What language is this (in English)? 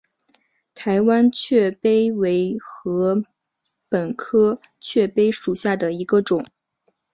Chinese